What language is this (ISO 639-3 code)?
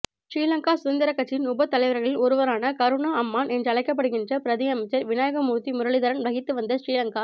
tam